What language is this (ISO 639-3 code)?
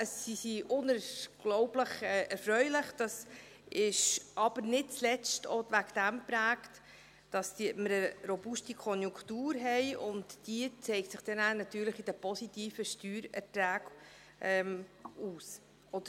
gsw